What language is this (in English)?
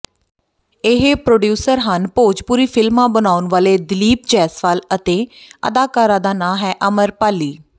Punjabi